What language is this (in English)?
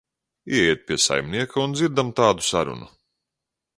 Latvian